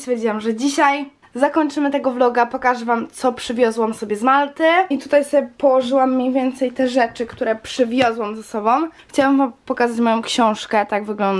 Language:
Polish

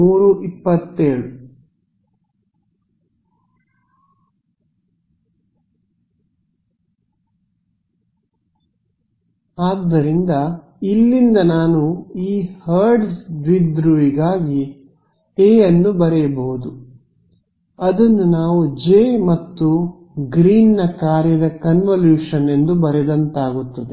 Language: Kannada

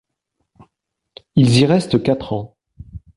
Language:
French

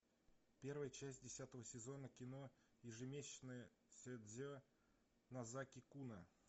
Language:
Russian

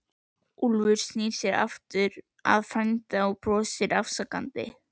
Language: Icelandic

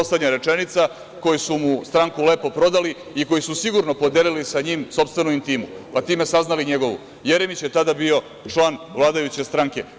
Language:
Serbian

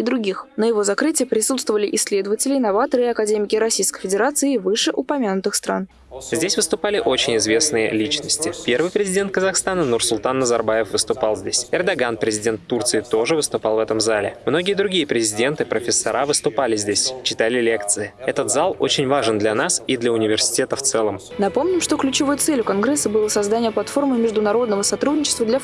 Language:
Russian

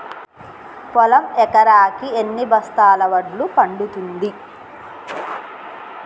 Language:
Telugu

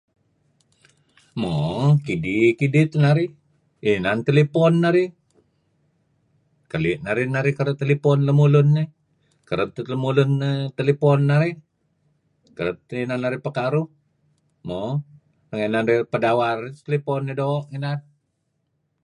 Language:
Kelabit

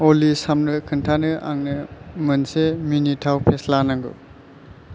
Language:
Bodo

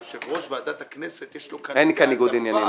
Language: Hebrew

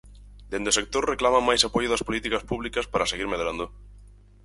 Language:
Galician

